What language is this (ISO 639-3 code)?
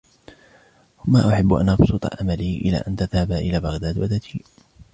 ara